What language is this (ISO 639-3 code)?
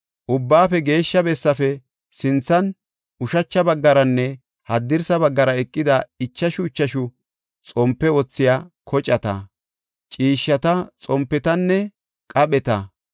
gof